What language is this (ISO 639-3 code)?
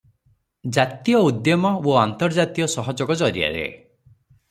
ori